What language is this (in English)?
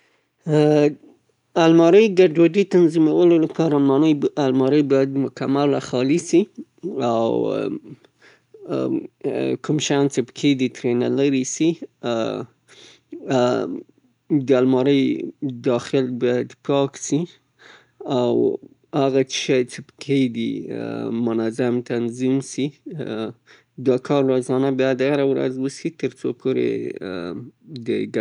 Southern Pashto